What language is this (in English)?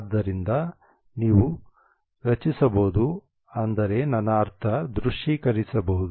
Kannada